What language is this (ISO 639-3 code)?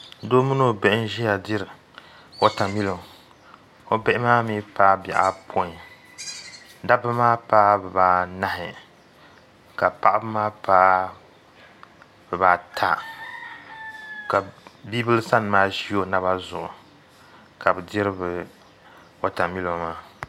dag